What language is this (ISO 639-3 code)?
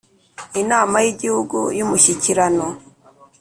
kin